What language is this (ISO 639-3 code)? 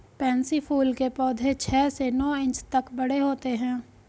hin